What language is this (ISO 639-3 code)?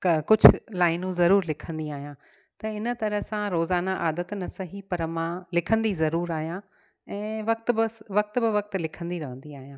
snd